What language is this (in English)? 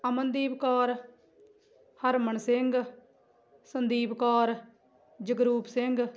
Punjabi